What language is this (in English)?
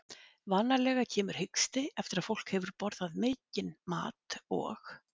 Icelandic